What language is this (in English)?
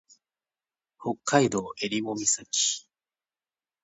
Japanese